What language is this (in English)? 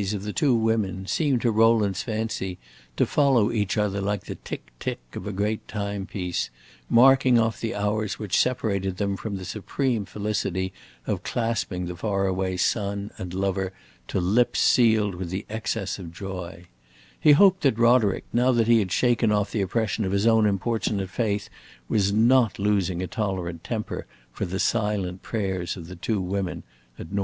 English